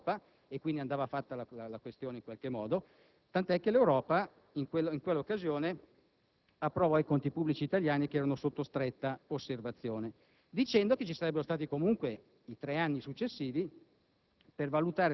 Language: Italian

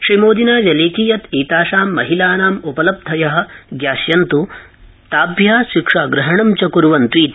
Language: Sanskrit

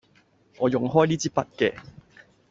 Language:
Cantonese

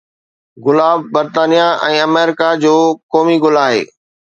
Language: Sindhi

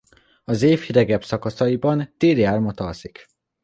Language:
Hungarian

